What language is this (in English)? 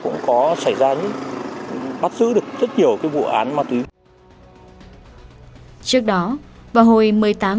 Vietnamese